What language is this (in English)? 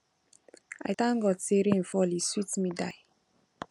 Nigerian Pidgin